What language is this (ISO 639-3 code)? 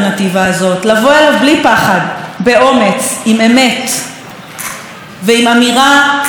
heb